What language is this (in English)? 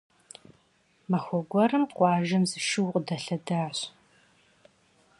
Kabardian